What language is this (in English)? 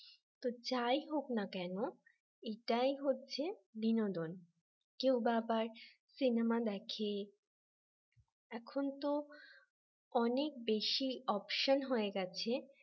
Bangla